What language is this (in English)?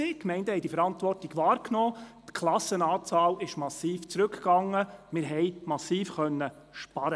Swiss German